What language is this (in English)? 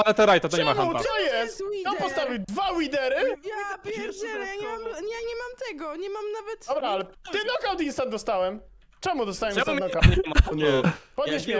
Polish